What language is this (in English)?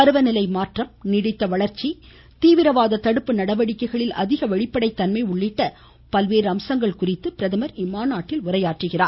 Tamil